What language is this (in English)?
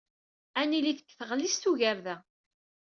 Kabyle